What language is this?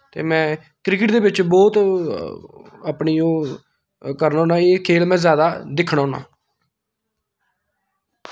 Dogri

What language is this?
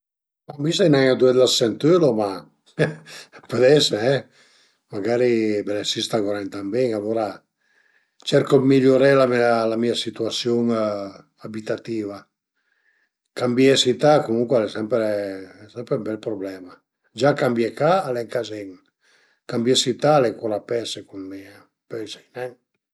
Piedmontese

